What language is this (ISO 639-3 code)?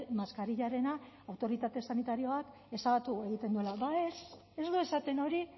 eus